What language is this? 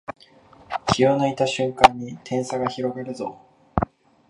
Japanese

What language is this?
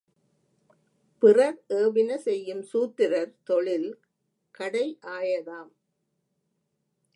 Tamil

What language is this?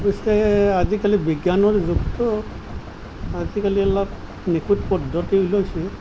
Assamese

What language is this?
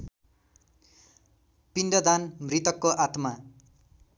Nepali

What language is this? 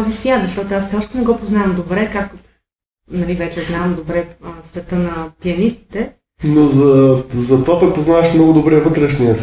Bulgarian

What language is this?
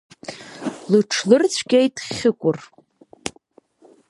Abkhazian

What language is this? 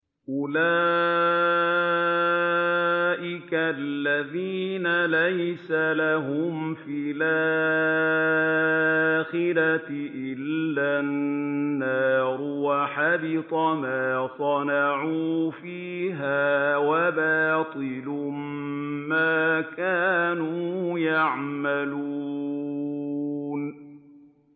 Arabic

